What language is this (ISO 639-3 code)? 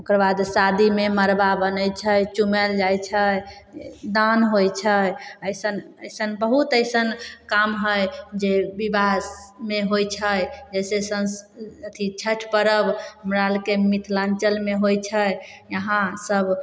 mai